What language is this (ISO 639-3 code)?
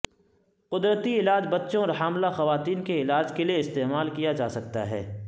urd